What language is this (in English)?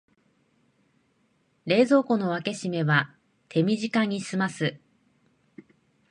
Japanese